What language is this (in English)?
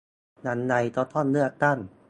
Thai